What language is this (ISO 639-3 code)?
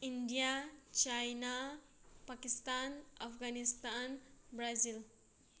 mni